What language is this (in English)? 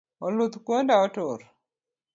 Luo (Kenya and Tanzania)